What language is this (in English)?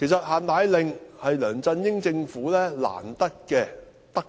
Cantonese